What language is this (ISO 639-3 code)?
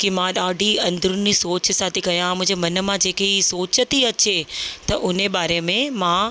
snd